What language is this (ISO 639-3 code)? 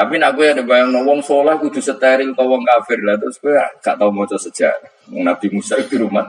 ind